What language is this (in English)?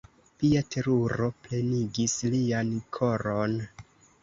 Esperanto